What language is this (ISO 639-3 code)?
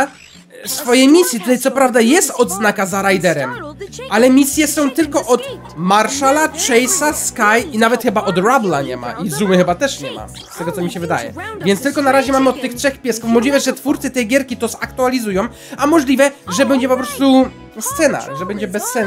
pol